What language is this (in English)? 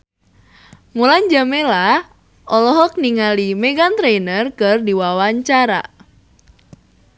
Sundanese